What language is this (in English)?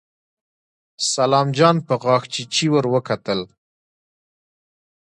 Pashto